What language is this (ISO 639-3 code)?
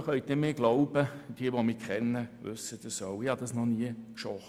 gsw